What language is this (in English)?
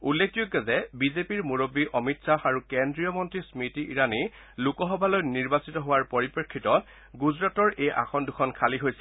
Assamese